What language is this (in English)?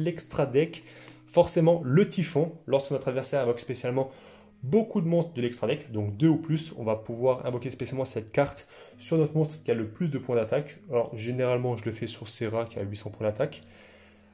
French